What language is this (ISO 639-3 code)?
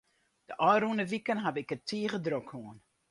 fry